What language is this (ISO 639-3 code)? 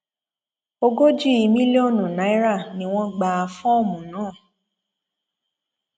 yor